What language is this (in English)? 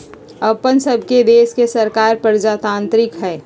Magahi